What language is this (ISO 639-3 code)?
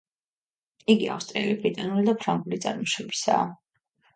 kat